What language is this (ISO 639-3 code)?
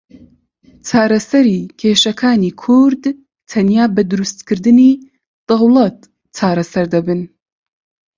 ckb